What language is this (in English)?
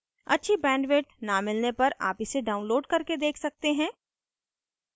Hindi